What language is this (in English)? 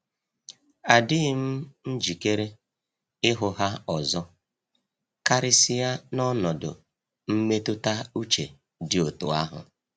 Igbo